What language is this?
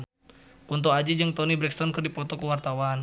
Sundanese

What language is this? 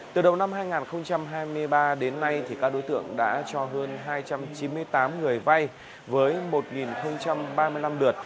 Vietnamese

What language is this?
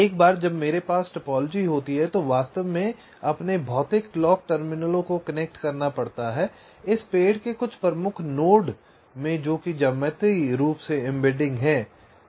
Hindi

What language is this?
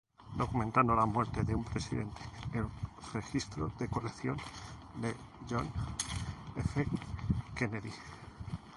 Spanish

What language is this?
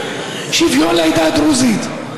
Hebrew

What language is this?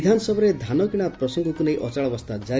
Odia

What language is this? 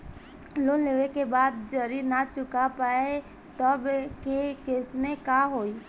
Bhojpuri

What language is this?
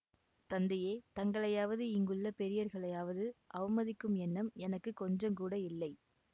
Tamil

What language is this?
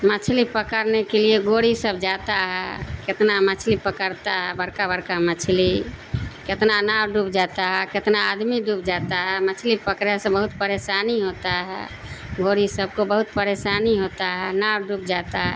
Urdu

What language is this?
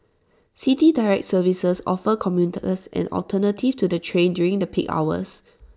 English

